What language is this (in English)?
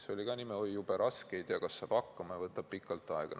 Estonian